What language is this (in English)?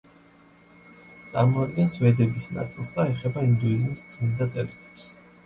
Georgian